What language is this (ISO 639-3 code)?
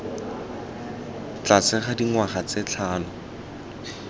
tsn